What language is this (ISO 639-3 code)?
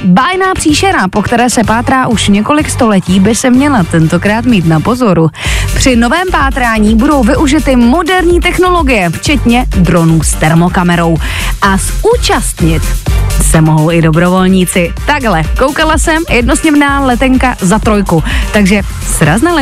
ces